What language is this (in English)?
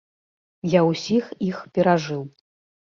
Belarusian